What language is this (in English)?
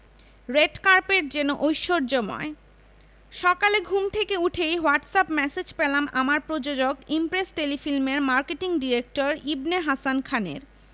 Bangla